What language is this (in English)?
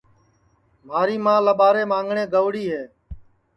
Sansi